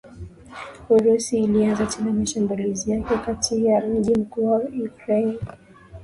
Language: Swahili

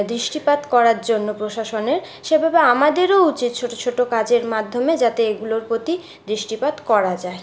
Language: Bangla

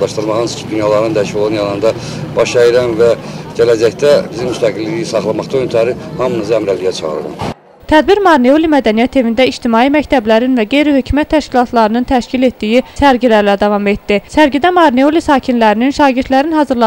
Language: Turkish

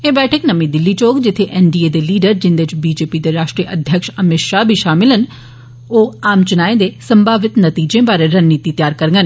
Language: Dogri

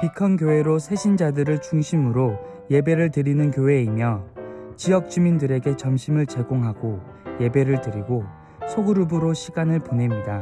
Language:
Korean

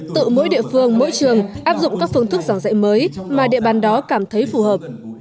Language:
Vietnamese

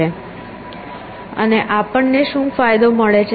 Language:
Gujarati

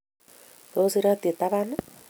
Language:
Kalenjin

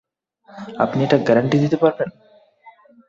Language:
Bangla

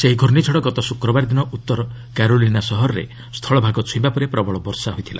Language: Odia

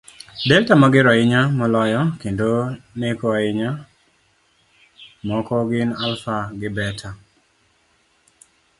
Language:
Luo (Kenya and Tanzania)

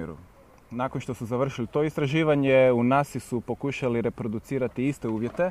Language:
Croatian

